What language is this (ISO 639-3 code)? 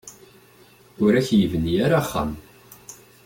kab